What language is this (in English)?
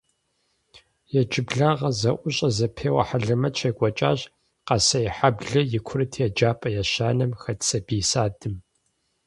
Kabardian